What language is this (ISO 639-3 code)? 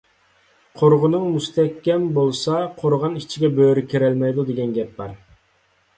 uig